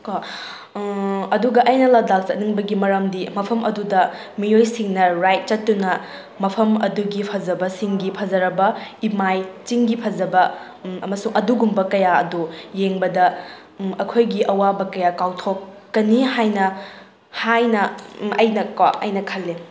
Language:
Manipuri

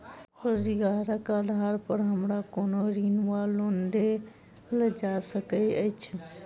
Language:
Maithili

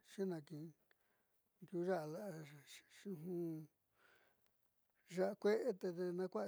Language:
Southeastern Nochixtlán Mixtec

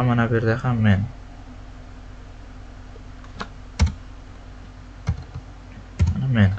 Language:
Turkish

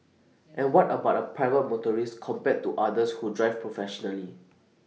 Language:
English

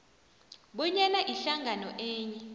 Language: South Ndebele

